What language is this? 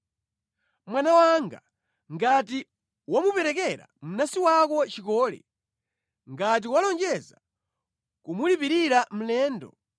Nyanja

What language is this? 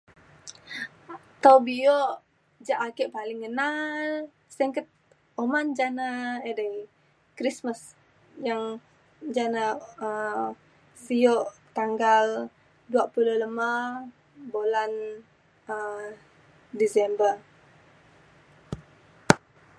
Mainstream Kenyah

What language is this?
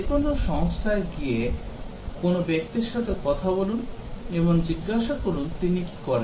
Bangla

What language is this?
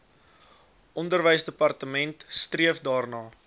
Afrikaans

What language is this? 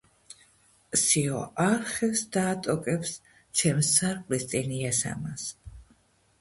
Georgian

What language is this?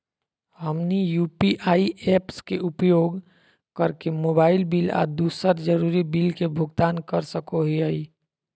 Magahi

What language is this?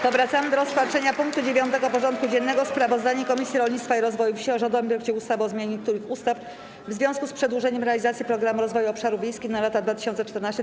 Polish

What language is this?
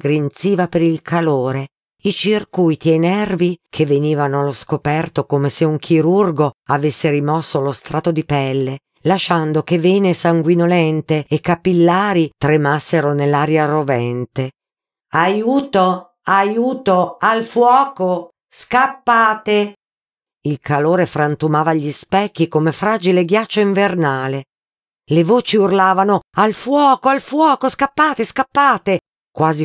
Italian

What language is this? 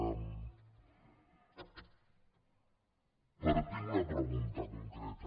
Catalan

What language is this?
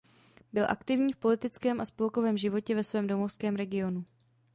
Czech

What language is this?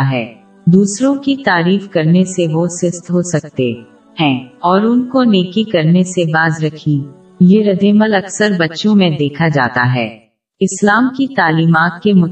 Urdu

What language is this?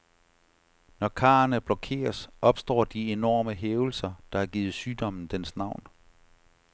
Danish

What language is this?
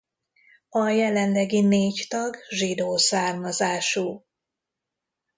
Hungarian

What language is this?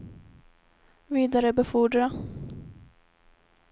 Swedish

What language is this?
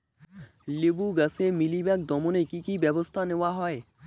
Bangla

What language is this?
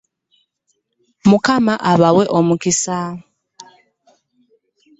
Ganda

